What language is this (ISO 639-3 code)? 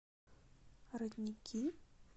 rus